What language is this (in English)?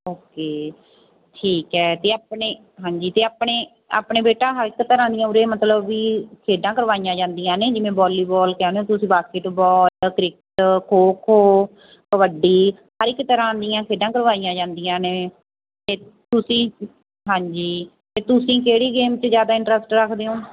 Punjabi